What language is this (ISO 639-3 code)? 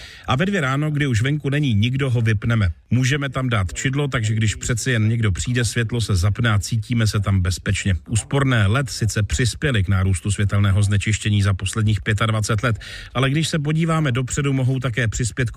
ces